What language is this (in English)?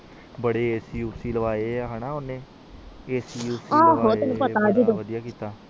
Punjabi